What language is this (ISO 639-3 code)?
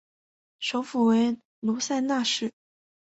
zho